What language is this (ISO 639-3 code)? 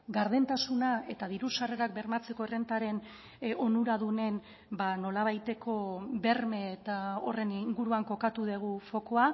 eus